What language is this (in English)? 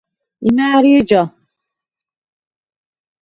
Svan